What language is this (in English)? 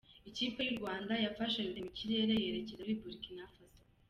Kinyarwanda